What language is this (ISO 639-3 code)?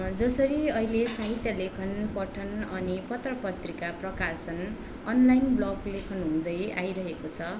nep